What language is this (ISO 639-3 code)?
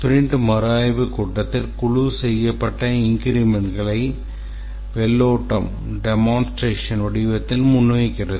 tam